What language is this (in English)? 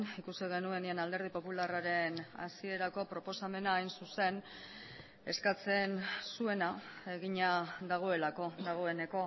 Basque